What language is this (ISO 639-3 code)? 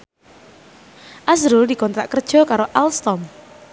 jav